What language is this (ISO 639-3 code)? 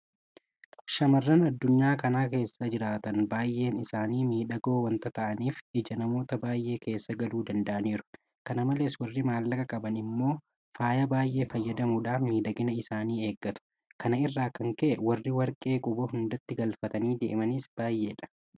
orm